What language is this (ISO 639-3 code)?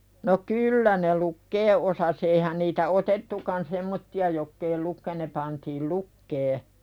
fin